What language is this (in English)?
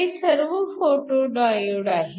Marathi